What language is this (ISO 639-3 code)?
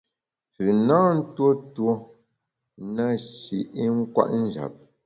bax